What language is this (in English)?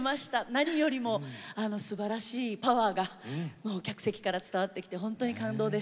Japanese